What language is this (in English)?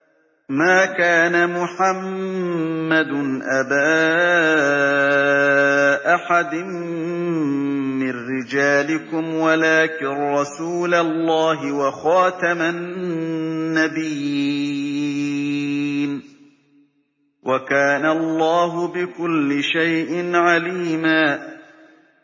Arabic